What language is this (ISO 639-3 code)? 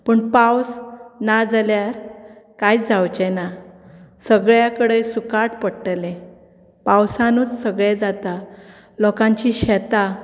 kok